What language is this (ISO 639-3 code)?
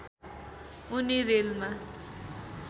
nep